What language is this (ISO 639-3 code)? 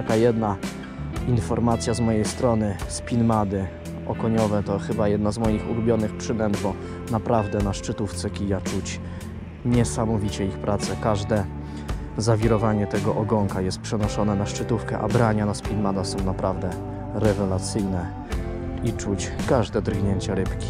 pol